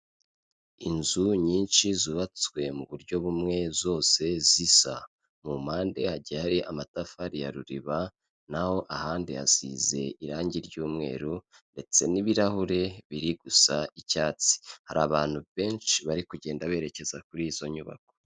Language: Kinyarwanda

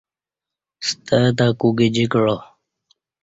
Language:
Kati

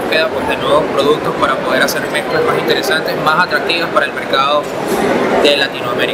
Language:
Spanish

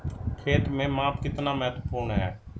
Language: Hindi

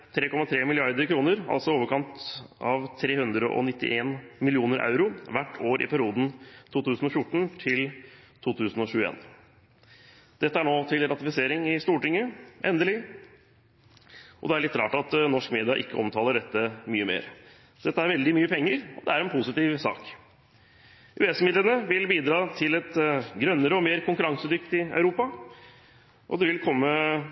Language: Norwegian Bokmål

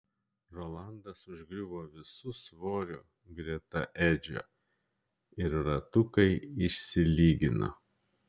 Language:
Lithuanian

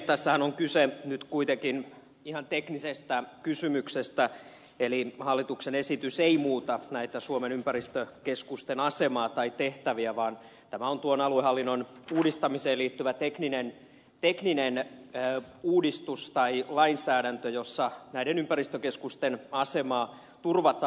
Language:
Finnish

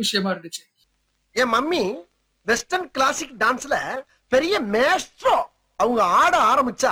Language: Tamil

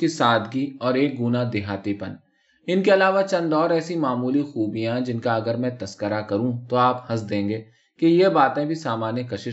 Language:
Urdu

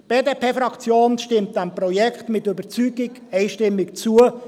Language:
Swiss German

